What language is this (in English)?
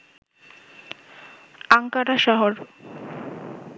Bangla